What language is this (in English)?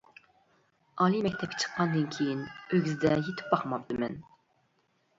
Uyghur